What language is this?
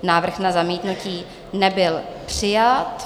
Czech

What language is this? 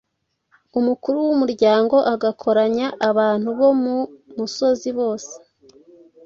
Kinyarwanda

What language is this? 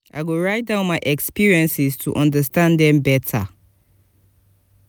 Nigerian Pidgin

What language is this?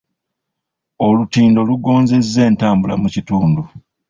Ganda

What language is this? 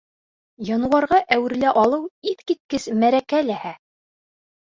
Bashkir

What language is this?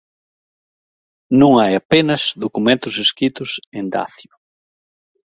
Galician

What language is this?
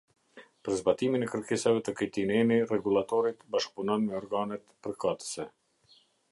Albanian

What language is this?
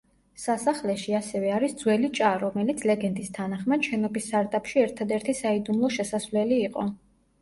Georgian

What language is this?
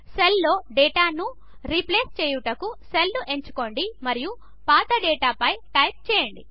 Telugu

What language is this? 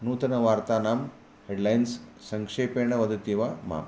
Sanskrit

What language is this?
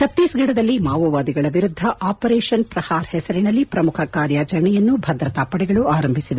Kannada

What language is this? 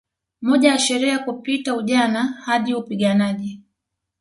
Swahili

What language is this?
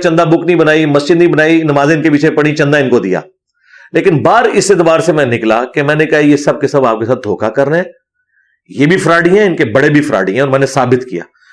Urdu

